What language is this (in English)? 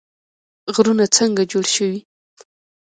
Pashto